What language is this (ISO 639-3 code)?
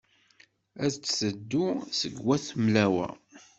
kab